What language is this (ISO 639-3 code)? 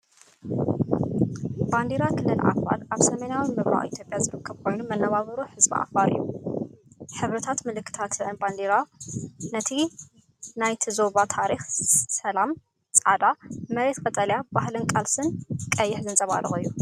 tir